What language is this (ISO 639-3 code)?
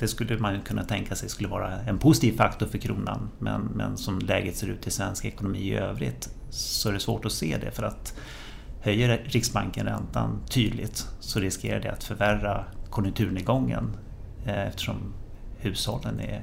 swe